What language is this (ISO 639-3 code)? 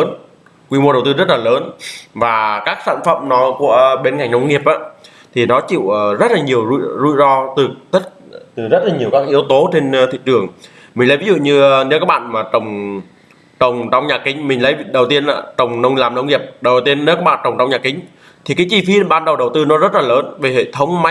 vie